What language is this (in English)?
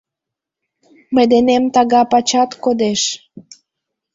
Mari